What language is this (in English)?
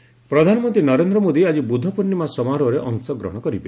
Odia